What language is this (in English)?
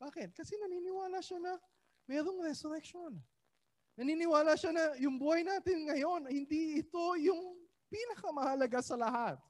Filipino